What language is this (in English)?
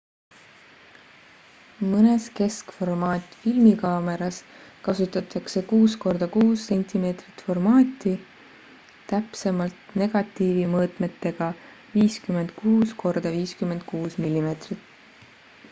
Estonian